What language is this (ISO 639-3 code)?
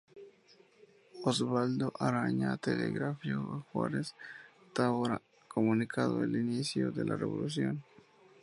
spa